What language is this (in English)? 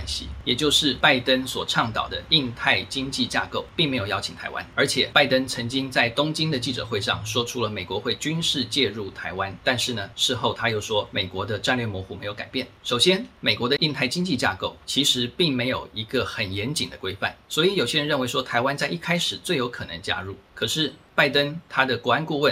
Chinese